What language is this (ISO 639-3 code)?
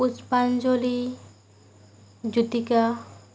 asm